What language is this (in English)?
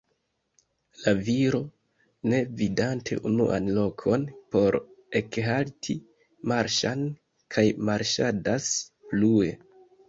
Esperanto